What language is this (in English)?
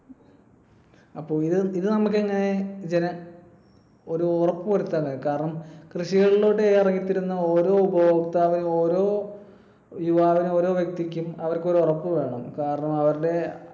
Malayalam